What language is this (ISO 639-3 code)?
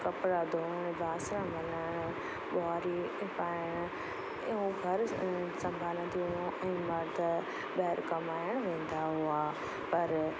snd